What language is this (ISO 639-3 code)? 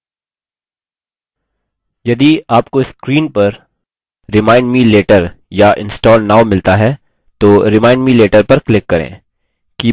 hin